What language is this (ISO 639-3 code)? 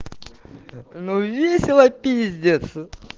rus